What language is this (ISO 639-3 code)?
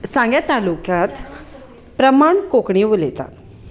kok